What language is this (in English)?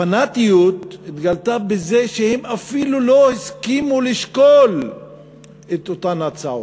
Hebrew